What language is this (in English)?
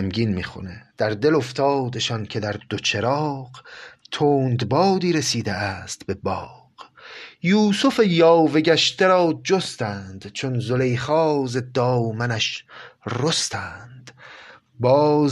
Persian